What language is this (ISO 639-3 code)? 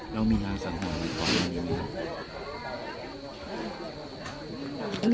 tha